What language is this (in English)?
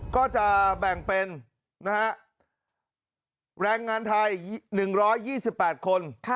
Thai